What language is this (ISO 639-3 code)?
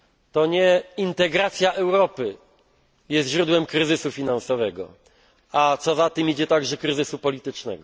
pol